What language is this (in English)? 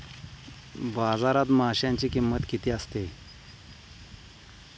Marathi